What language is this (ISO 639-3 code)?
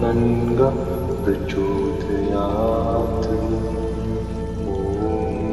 vie